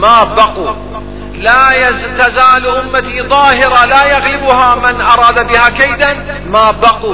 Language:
Arabic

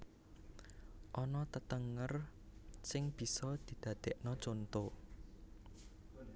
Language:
Javanese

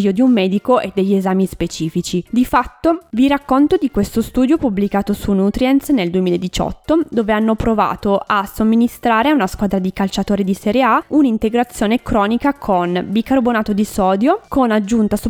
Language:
Italian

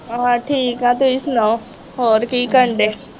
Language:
Punjabi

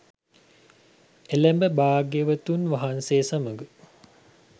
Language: Sinhala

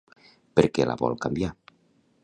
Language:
Catalan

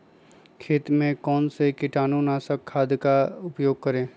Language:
Magahi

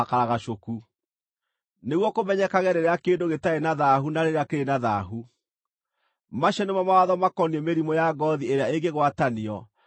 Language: Kikuyu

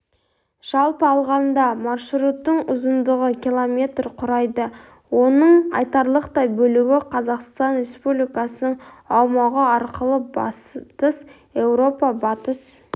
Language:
Kazakh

